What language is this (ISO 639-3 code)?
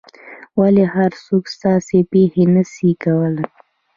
pus